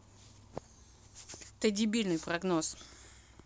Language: Russian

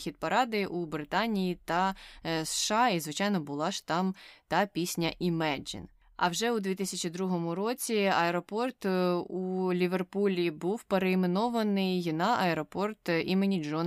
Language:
Ukrainian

